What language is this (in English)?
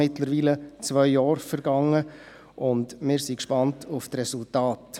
Swiss German